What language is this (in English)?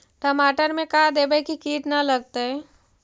Magahi